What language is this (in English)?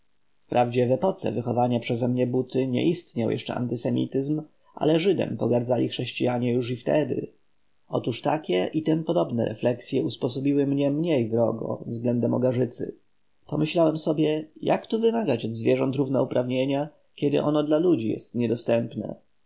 Polish